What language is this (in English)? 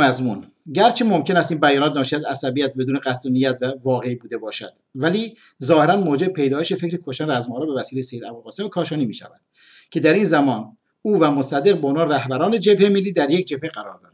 Persian